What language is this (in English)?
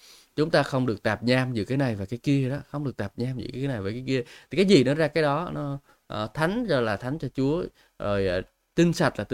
Vietnamese